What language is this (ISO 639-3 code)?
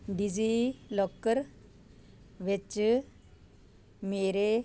pan